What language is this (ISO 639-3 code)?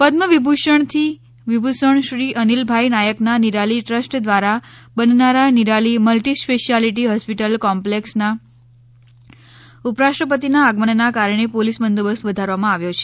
guj